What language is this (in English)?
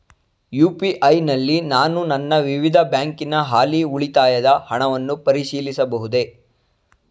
Kannada